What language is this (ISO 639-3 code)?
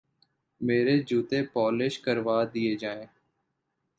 urd